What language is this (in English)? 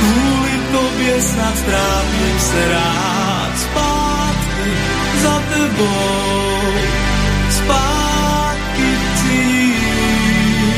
Slovak